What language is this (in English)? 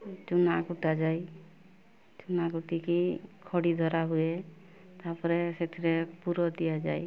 Odia